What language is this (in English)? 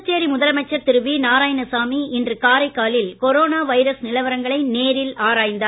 Tamil